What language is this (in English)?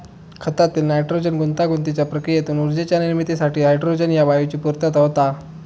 Marathi